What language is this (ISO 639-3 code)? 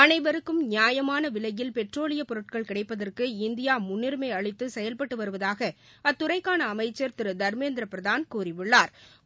tam